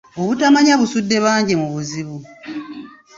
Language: Ganda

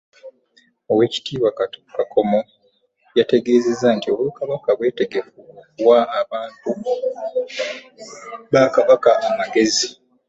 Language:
Ganda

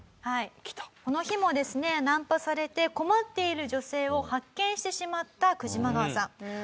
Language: Japanese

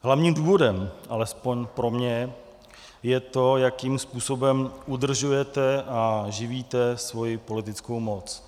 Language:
Czech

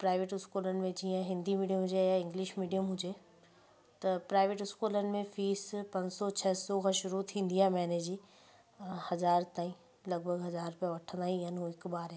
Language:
Sindhi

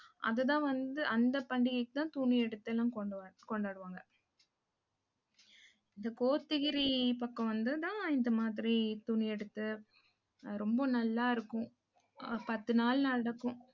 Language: Tamil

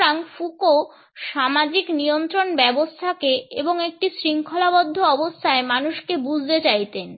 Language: Bangla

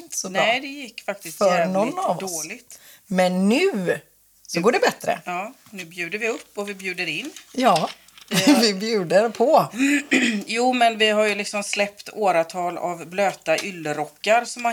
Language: Swedish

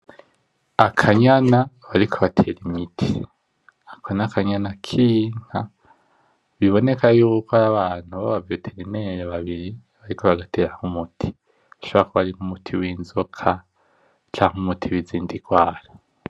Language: Rundi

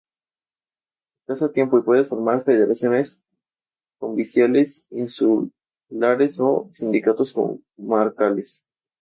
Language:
Spanish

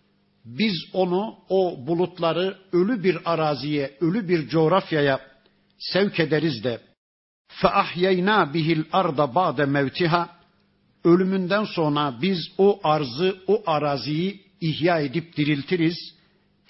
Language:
Turkish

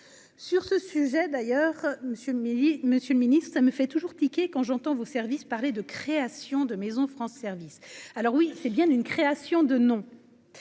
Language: French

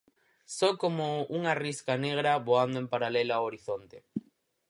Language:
Galician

